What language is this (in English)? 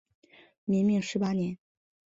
Chinese